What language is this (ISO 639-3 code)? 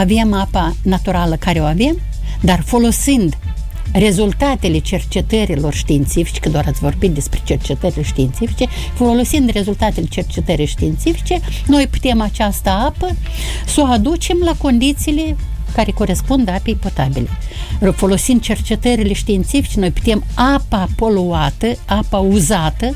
ron